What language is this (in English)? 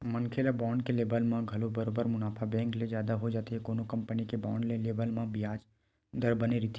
Chhattisgarhi